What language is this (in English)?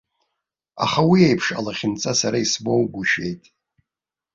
Abkhazian